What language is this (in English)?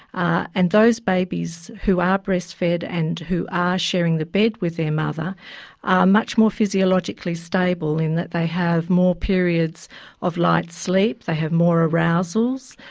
English